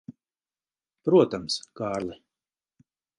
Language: Latvian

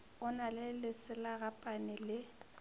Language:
Northern Sotho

